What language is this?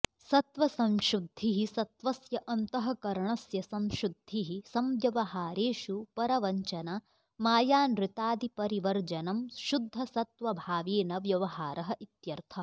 Sanskrit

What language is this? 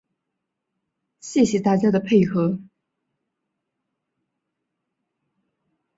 Chinese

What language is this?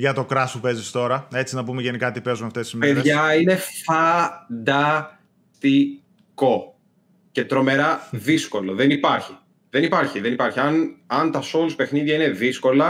Greek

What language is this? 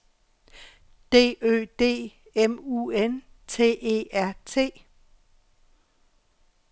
Danish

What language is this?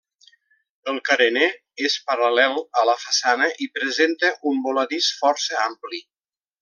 Catalan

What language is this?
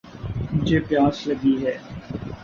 Urdu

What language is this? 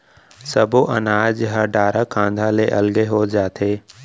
Chhattisgarhi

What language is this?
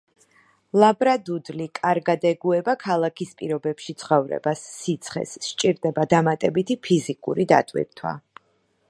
Georgian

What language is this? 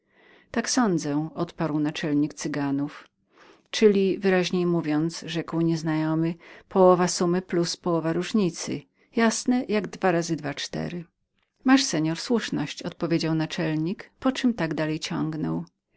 Polish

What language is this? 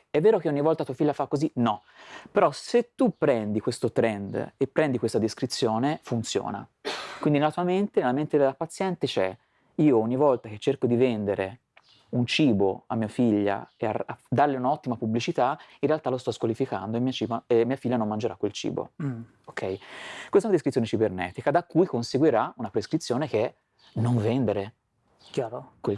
Italian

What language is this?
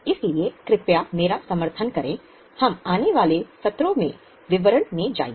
Hindi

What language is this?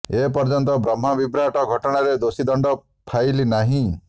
Odia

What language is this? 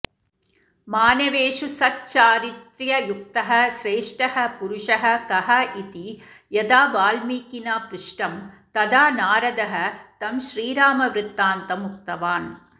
Sanskrit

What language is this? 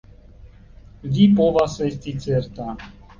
Esperanto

